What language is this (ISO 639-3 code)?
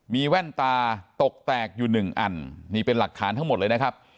tha